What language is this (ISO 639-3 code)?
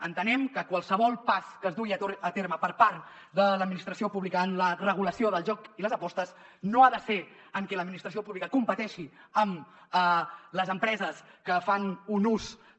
cat